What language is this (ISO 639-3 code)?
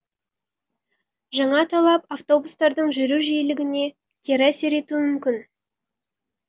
kaz